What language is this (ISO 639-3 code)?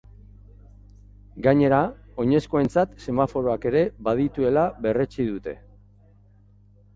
eus